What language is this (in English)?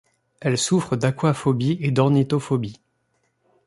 French